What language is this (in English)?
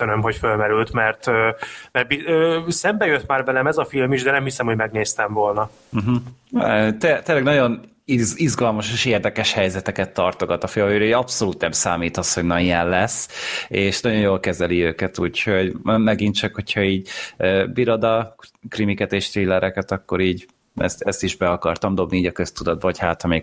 Hungarian